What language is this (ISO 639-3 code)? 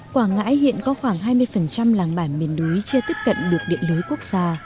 vie